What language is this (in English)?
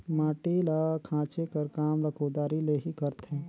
Chhattisgarhi